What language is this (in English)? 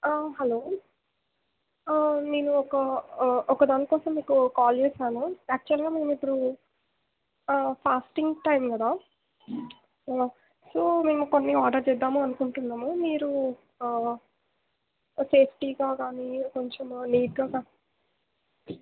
Telugu